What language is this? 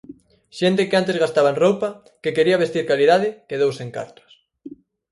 Galician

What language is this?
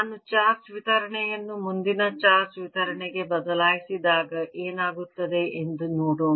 Kannada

